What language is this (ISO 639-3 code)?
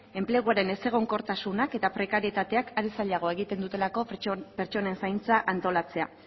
eus